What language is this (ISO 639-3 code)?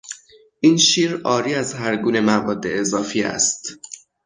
fas